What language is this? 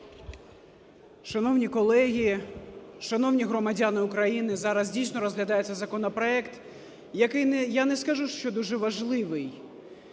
Ukrainian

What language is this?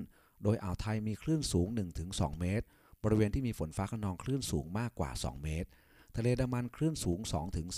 Thai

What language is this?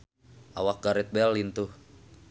Sundanese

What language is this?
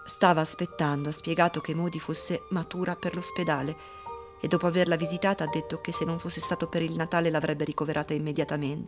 Italian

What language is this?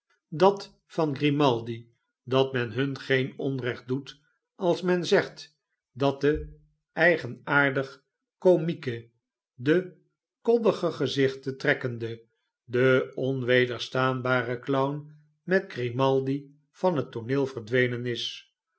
Dutch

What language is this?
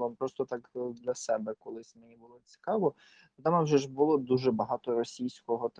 Ukrainian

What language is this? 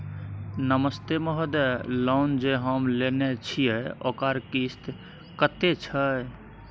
Maithili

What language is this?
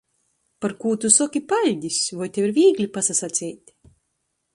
Latgalian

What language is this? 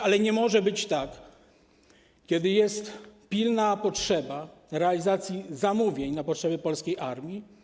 Polish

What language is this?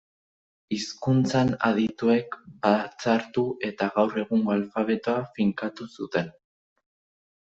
Basque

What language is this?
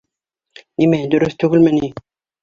Bashkir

